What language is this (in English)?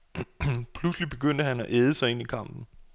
Danish